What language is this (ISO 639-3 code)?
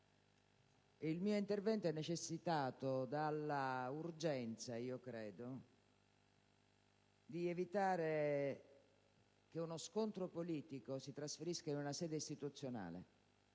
ita